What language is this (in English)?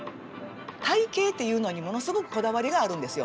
Japanese